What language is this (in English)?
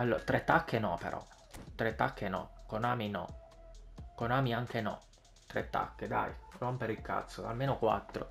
Italian